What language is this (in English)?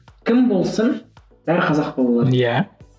Kazakh